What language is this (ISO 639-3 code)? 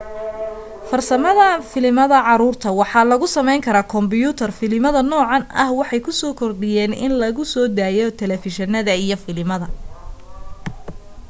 som